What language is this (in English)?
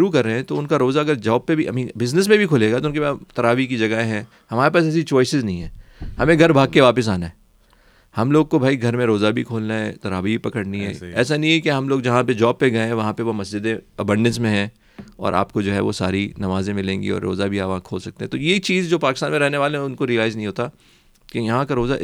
Urdu